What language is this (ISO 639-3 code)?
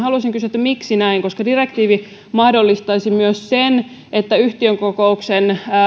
fin